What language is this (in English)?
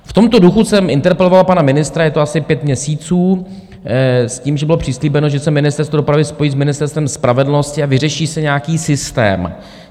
Czech